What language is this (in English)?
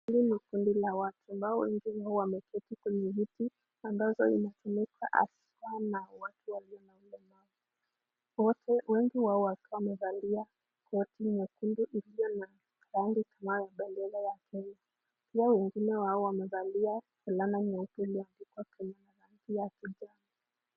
Swahili